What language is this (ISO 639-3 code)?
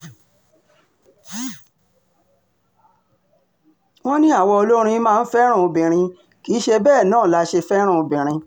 yor